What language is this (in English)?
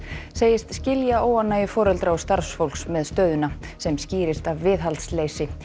Icelandic